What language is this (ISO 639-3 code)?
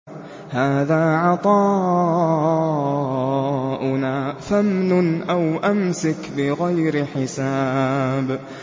ara